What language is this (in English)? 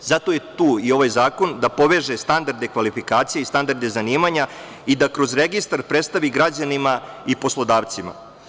Serbian